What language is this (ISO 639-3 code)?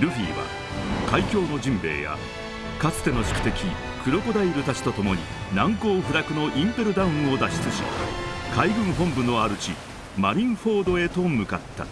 jpn